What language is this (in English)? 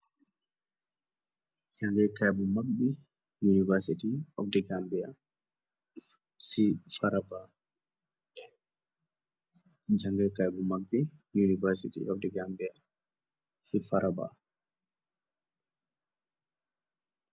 Wolof